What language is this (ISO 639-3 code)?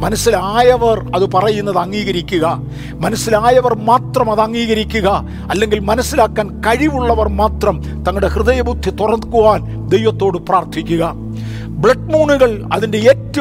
mal